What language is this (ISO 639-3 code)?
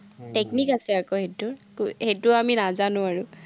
asm